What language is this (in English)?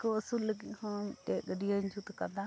Santali